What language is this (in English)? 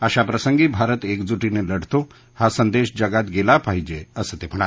Marathi